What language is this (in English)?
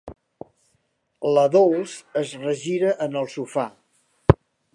Catalan